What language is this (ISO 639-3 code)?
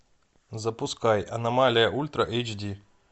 rus